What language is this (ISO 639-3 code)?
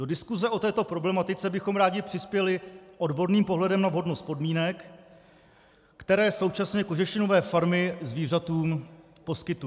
ces